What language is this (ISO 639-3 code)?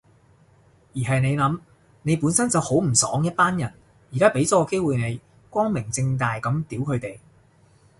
yue